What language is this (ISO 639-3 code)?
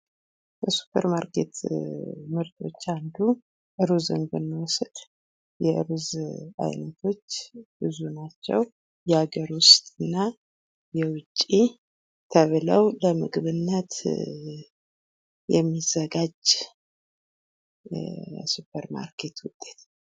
amh